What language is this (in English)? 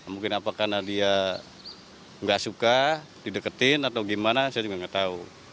Indonesian